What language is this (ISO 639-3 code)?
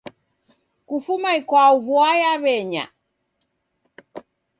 dav